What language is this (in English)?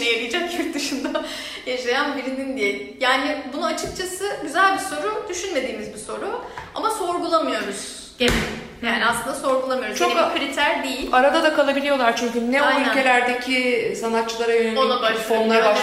Turkish